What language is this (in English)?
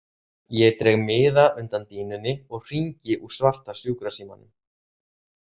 Icelandic